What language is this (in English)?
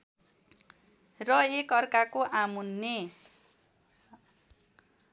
Nepali